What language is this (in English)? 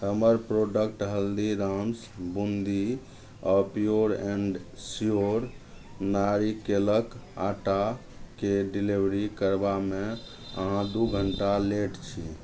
Maithili